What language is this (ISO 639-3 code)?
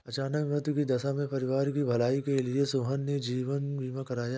hin